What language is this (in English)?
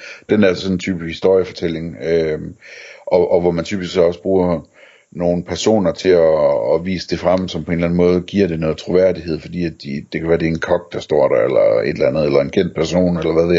Danish